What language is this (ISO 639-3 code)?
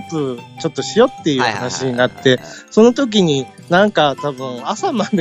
jpn